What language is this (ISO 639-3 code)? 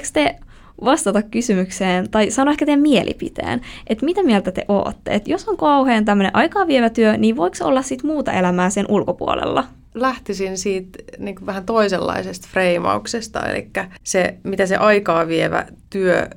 fin